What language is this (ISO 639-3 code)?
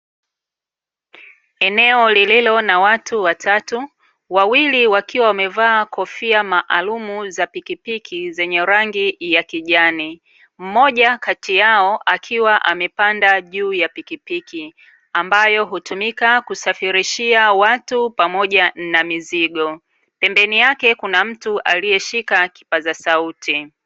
swa